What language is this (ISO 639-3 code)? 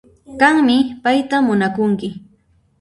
qxp